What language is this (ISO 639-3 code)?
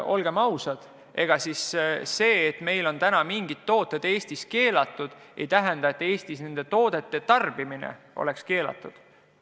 est